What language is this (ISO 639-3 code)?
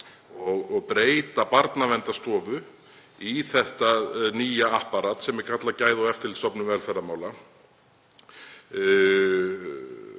isl